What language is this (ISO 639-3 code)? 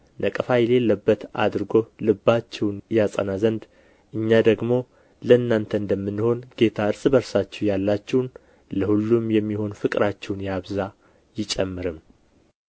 amh